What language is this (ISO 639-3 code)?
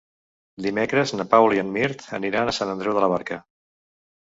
cat